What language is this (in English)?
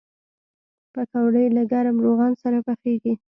Pashto